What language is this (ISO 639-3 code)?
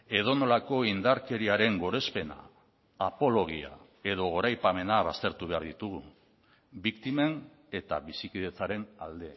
eus